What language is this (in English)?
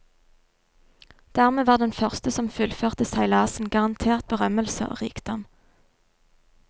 Norwegian